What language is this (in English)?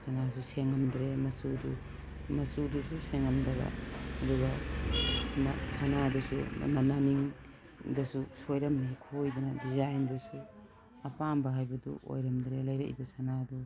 Manipuri